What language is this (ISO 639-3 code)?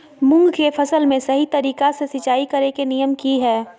mag